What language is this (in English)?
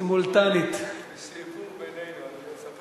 Hebrew